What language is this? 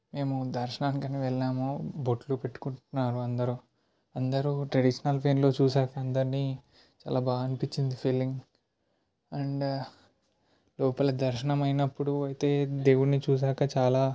Telugu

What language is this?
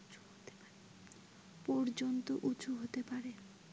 Bangla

